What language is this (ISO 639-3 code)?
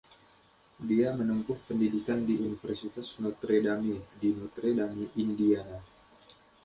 ind